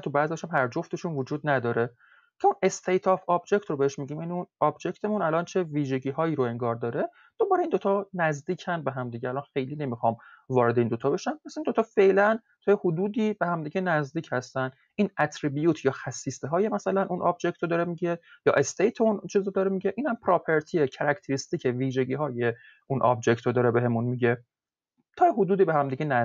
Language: Persian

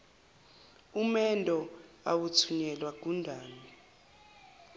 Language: Zulu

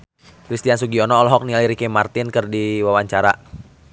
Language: Sundanese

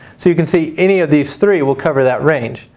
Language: English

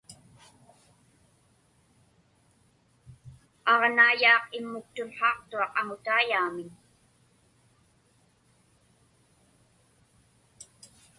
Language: Inupiaq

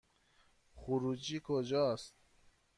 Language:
Persian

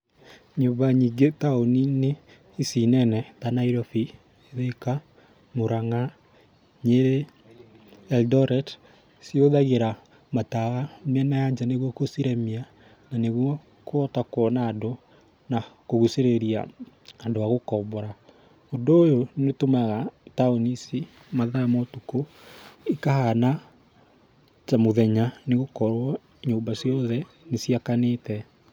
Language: Kikuyu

